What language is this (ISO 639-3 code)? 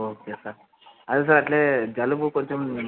tel